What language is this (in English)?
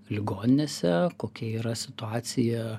Lithuanian